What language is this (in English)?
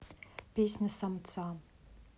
Russian